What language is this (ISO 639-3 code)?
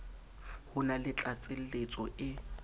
sot